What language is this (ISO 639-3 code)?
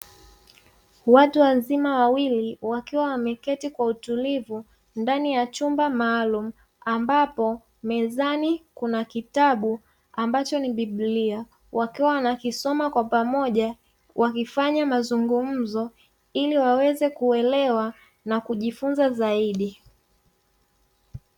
swa